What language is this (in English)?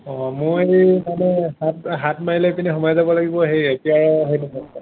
Assamese